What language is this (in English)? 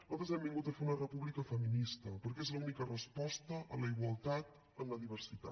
Catalan